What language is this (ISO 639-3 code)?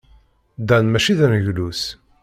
kab